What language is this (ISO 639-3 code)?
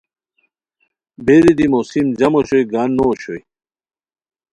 khw